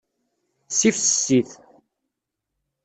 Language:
Kabyle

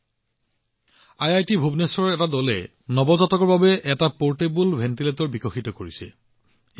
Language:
Assamese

